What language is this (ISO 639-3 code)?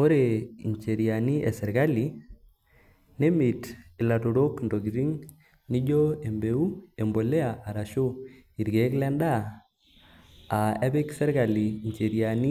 mas